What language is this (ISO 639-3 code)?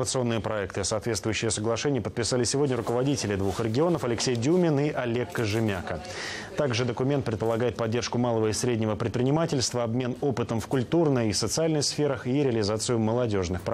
rus